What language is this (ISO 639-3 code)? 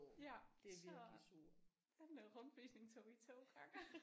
dan